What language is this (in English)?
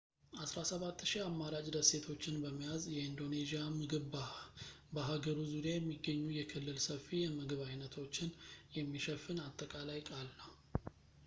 Amharic